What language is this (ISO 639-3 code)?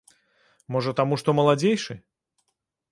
bel